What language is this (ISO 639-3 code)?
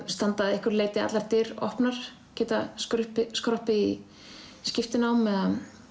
isl